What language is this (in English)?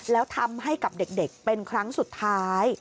Thai